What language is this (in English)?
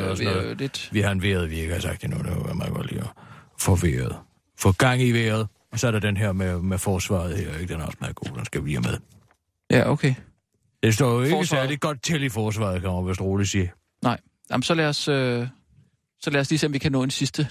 Danish